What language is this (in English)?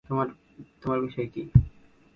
Bangla